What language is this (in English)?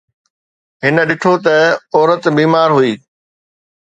Sindhi